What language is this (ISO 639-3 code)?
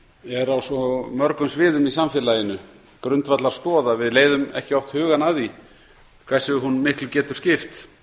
isl